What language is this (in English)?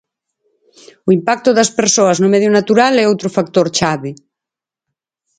Galician